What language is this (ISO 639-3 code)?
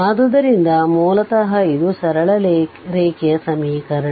kan